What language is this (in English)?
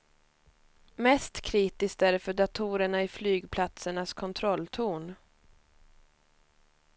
Swedish